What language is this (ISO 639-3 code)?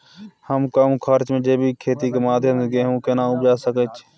mai